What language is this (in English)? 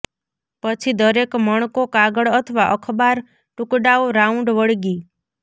Gujarati